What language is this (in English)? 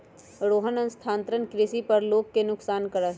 Magahi